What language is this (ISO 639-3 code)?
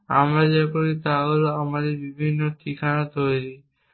ben